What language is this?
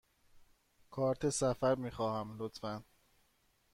Persian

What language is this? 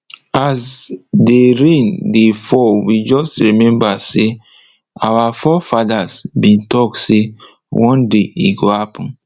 Nigerian Pidgin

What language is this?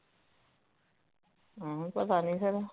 Punjabi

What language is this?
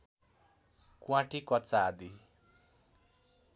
Nepali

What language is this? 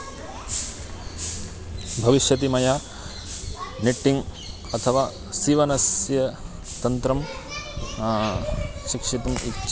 Sanskrit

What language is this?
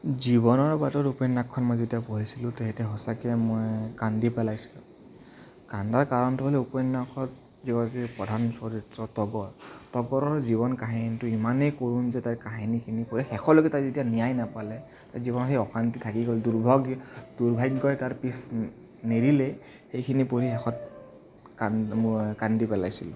Assamese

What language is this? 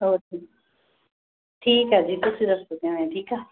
Punjabi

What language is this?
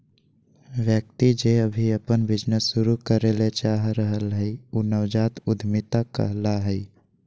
Magahi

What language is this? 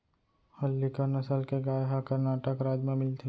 Chhattisgarhi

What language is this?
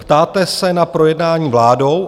Czech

